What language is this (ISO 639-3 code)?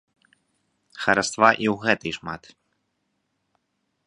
bel